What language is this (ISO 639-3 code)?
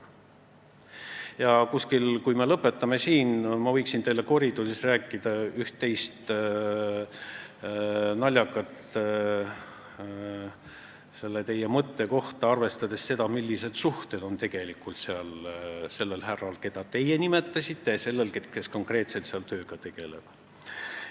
est